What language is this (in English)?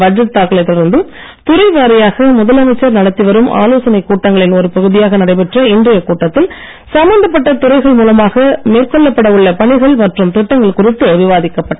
Tamil